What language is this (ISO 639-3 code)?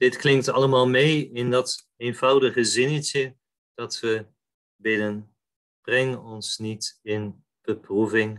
nld